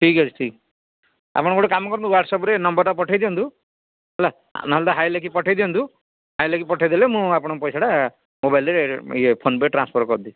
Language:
Odia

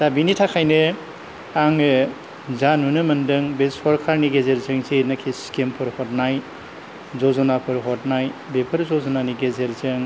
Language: Bodo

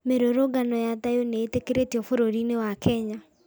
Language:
Kikuyu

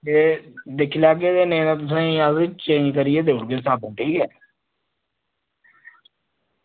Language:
Dogri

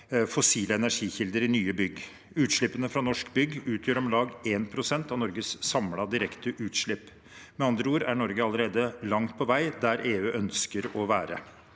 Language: Norwegian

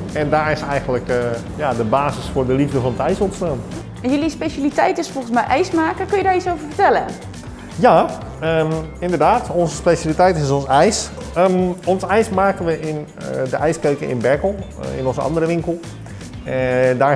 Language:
Dutch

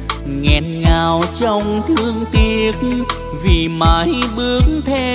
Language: Vietnamese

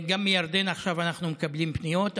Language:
Hebrew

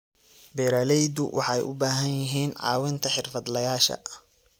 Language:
Somali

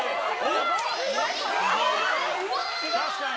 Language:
Japanese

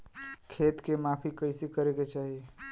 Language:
Bhojpuri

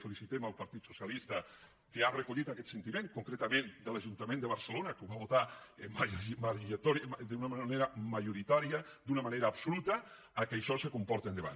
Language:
Catalan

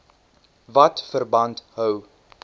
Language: Afrikaans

